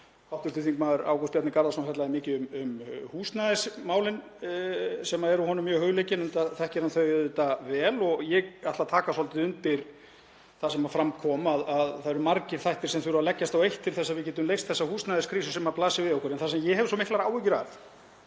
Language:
Icelandic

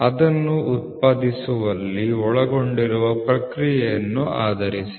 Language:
Kannada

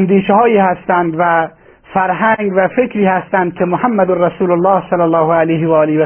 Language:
Persian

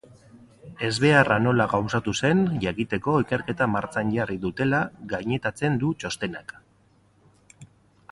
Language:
Basque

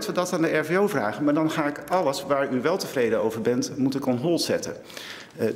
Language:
Dutch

